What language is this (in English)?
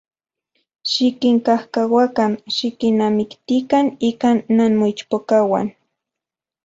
Central Puebla Nahuatl